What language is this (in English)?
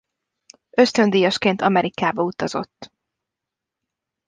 Hungarian